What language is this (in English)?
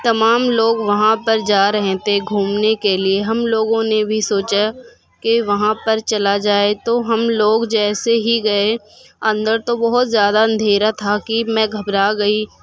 Urdu